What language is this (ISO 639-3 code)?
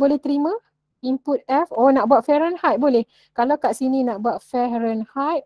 msa